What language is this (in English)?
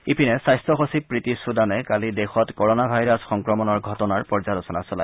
Assamese